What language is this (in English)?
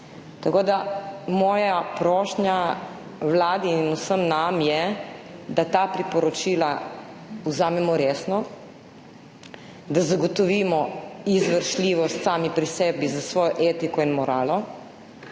Slovenian